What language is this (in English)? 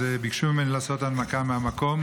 Hebrew